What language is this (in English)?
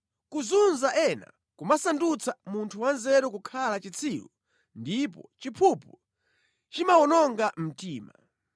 Nyanja